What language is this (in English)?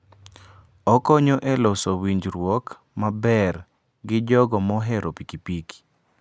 Luo (Kenya and Tanzania)